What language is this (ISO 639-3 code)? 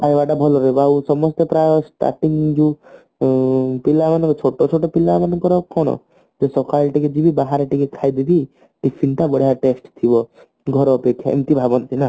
ori